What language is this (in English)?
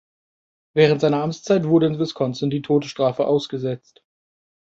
German